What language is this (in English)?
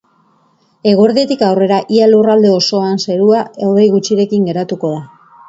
Basque